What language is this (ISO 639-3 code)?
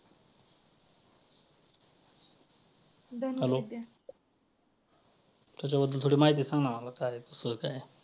mar